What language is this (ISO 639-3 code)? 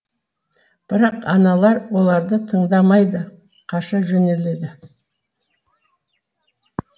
kaz